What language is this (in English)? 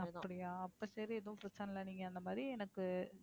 Tamil